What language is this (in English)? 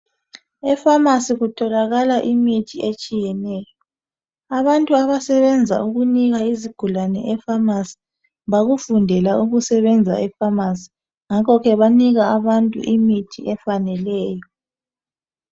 North Ndebele